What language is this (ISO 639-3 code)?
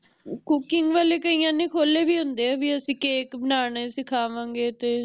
pan